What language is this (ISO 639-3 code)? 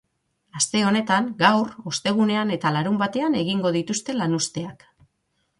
eus